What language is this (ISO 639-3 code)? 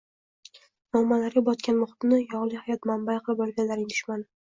uzb